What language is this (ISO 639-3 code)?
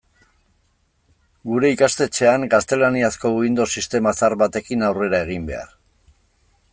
eus